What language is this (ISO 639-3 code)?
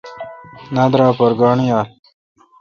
xka